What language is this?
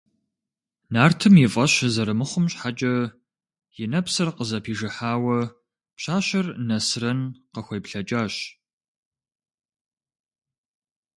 Kabardian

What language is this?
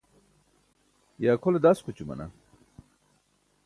Burushaski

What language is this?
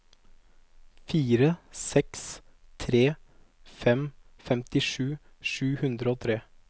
Norwegian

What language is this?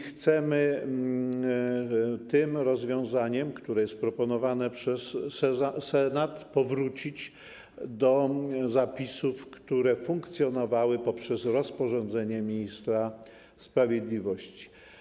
Polish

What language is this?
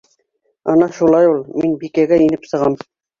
Bashkir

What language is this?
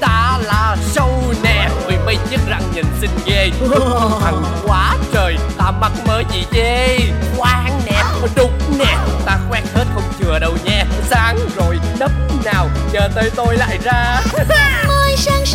Vietnamese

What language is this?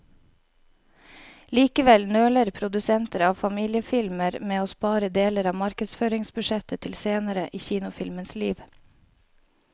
Norwegian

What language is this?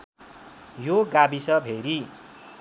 Nepali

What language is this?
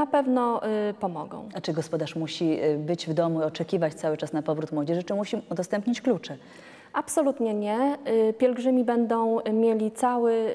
Polish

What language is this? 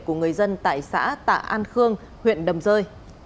Vietnamese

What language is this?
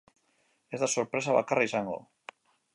Basque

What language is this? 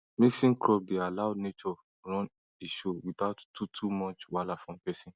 Nigerian Pidgin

